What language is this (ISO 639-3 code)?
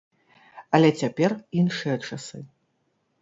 bel